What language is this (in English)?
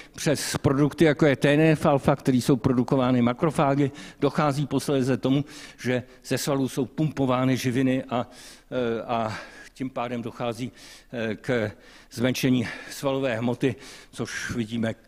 Czech